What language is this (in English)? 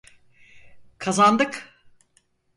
Turkish